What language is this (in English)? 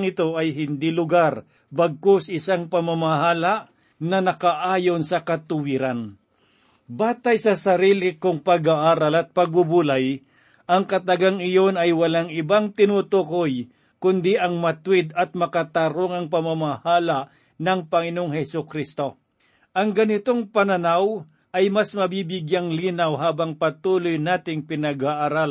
Filipino